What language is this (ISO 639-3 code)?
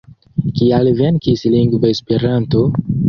epo